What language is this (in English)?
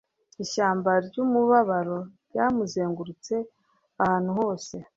Kinyarwanda